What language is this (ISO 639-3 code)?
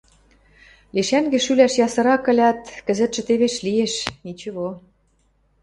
mrj